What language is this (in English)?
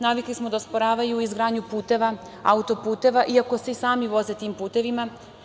Serbian